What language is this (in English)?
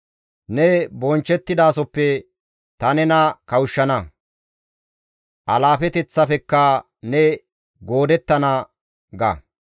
Gamo